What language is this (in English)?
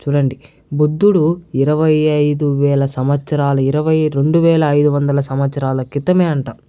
Telugu